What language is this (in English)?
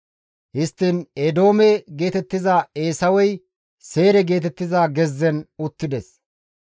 Gamo